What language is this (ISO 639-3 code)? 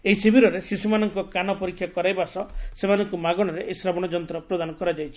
ori